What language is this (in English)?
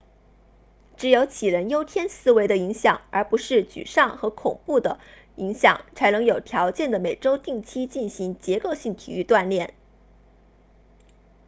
Chinese